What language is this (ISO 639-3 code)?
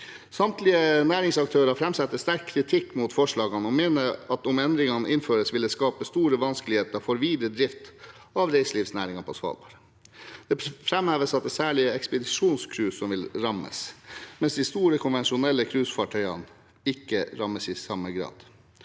nor